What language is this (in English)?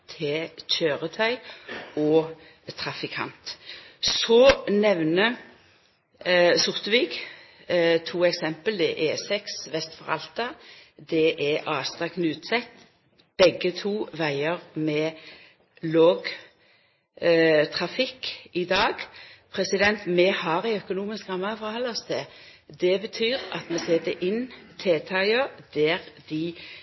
Norwegian Nynorsk